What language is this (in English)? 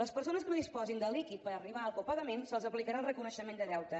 Catalan